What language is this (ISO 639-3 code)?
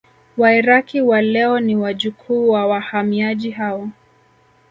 swa